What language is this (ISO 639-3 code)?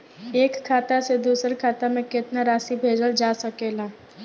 bho